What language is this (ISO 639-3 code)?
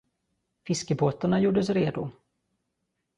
swe